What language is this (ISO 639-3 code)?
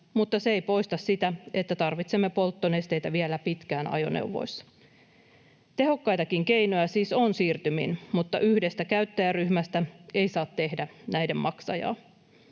fin